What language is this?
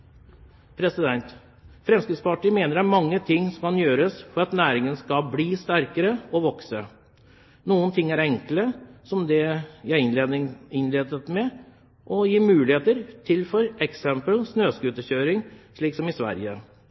Norwegian Bokmål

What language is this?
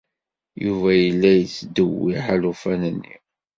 Kabyle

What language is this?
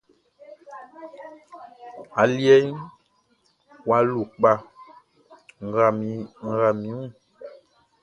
Baoulé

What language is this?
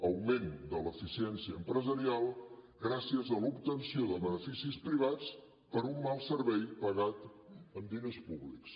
Catalan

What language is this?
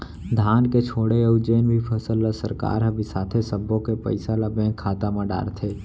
Chhattisgarhi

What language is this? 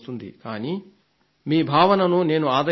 Telugu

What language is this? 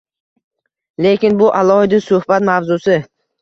Uzbek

